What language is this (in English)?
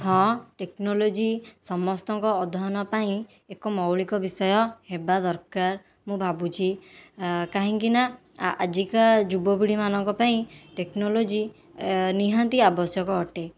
Odia